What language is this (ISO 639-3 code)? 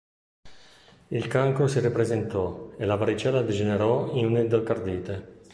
ita